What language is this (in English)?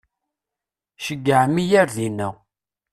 Kabyle